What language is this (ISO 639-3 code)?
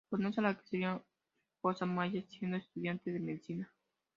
spa